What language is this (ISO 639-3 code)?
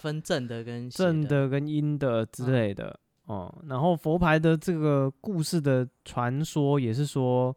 zho